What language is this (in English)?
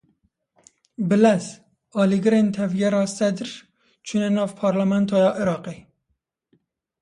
Kurdish